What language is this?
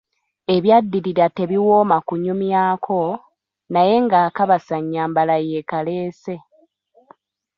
Ganda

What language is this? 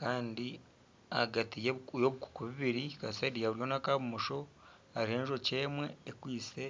Nyankole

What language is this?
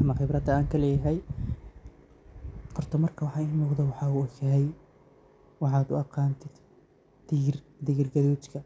Somali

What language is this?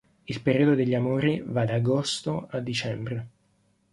Italian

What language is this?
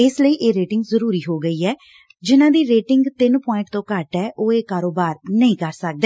Punjabi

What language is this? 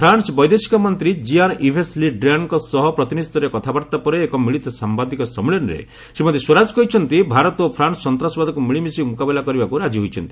Odia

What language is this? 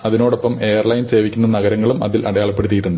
Malayalam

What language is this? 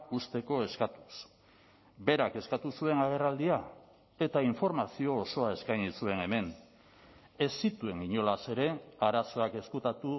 Basque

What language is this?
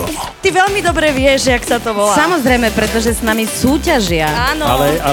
Slovak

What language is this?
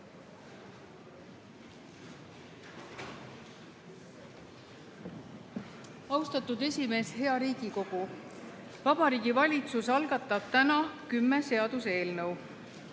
Estonian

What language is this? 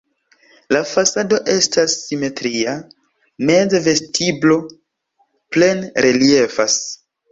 Esperanto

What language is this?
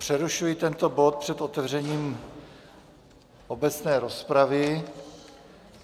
Czech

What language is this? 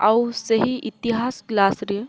Odia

